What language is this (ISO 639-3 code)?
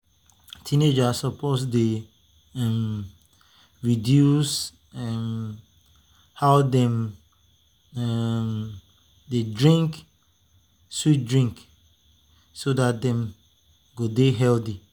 pcm